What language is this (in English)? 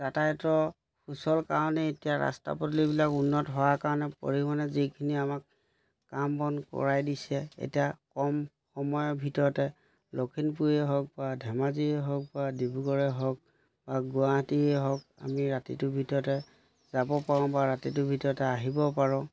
Assamese